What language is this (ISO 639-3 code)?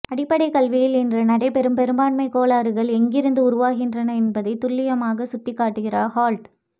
tam